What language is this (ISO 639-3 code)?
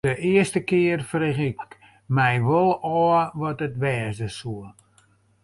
fry